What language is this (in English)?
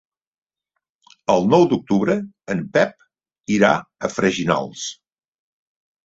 Catalan